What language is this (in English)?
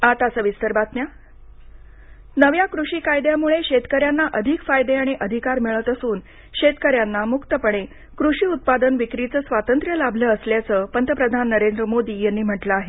Marathi